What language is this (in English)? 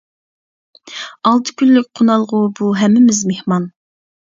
Uyghur